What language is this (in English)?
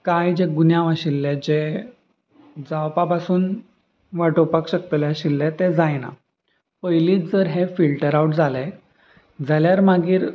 Konkani